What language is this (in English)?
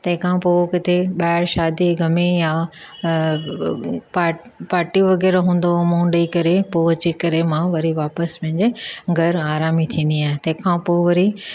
Sindhi